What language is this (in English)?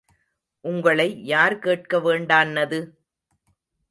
Tamil